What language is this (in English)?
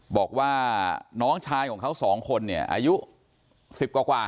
Thai